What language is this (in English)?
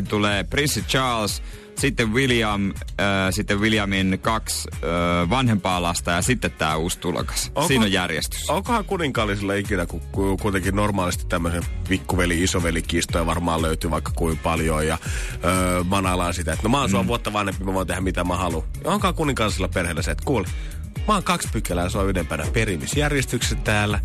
Finnish